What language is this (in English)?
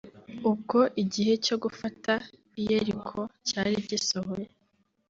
Kinyarwanda